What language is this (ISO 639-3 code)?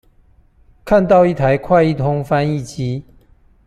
zho